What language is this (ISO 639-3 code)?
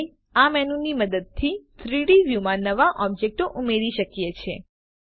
guj